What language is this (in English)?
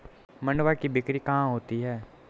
Hindi